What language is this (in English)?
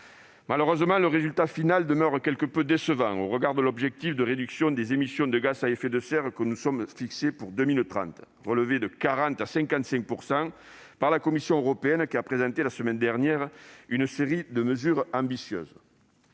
French